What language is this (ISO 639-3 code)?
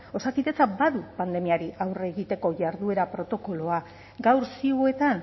eus